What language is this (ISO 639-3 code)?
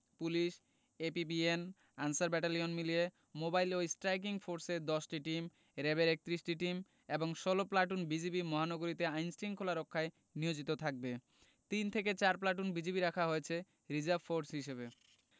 ben